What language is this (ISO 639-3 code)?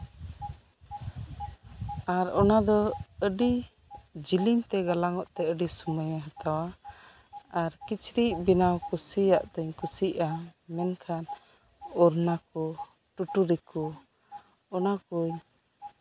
sat